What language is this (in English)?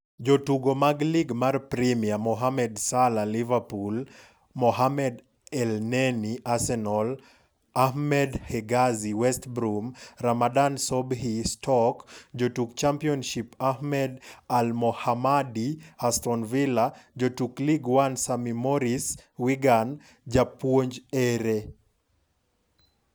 Luo (Kenya and Tanzania)